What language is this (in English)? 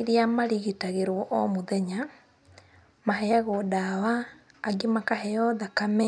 Kikuyu